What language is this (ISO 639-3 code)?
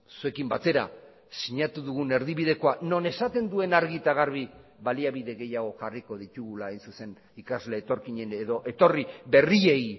eus